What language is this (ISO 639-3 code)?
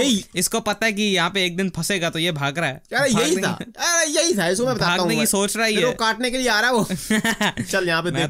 hin